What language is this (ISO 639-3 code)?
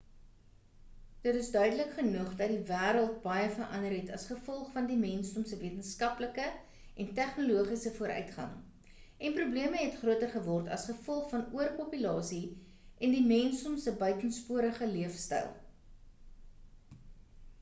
afr